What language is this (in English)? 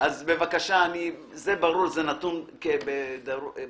Hebrew